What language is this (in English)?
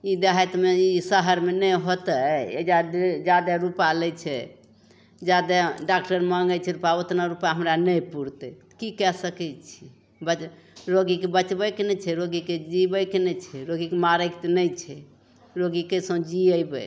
Maithili